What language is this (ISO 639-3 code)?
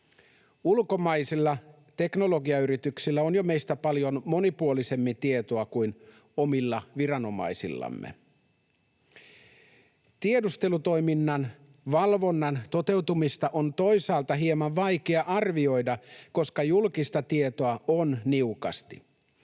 fin